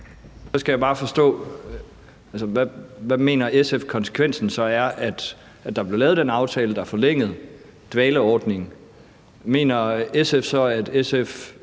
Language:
Danish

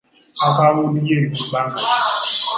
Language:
Ganda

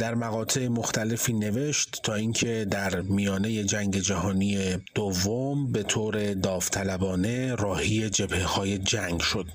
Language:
Persian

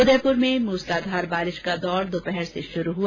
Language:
Hindi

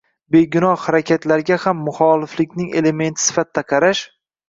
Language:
Uzbek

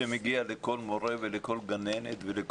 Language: Hebrew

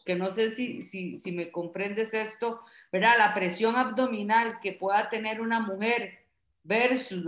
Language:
Spanish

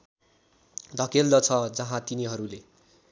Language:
Nepali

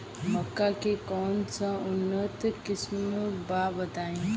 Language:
Bhojpuri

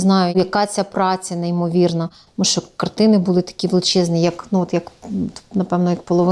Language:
Ukrainian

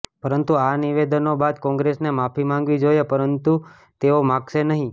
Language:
Gujarati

